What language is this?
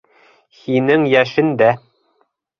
Bashkir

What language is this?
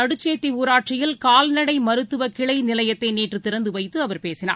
Tamil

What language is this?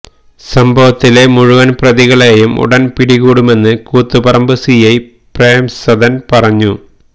Malayalam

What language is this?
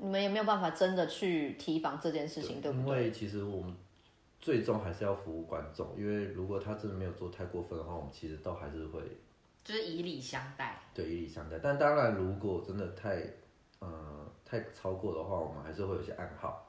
Chinese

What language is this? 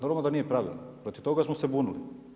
Croatian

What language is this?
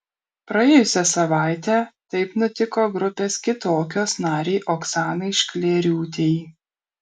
Lithuanian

